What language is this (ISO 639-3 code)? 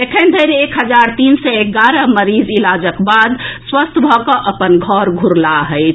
mai